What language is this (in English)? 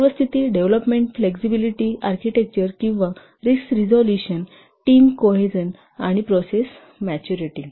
Marathi